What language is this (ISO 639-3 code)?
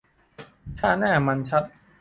tha